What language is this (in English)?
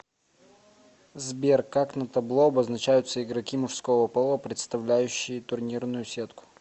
Russian